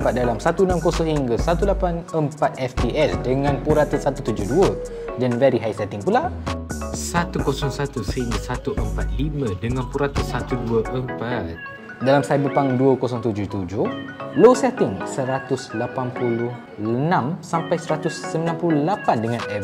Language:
Malay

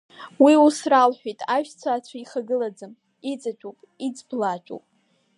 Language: Abkhazian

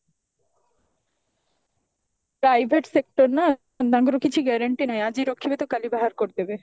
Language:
Odia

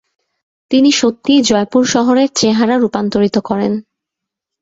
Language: Bangla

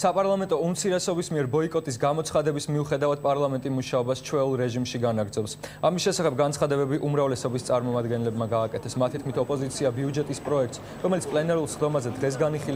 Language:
Hebrew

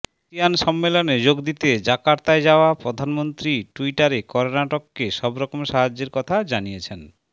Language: Bangla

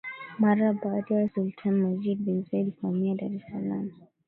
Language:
Swahili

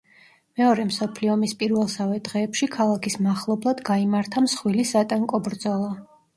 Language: Georgian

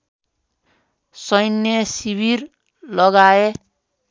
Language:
Nepali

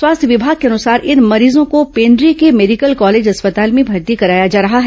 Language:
Hindi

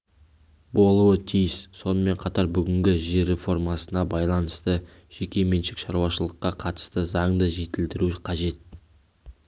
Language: Kazakh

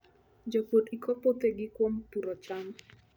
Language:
Luo (Kenya and Tanzania)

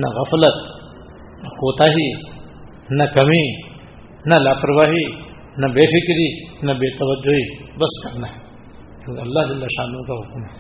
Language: Urdu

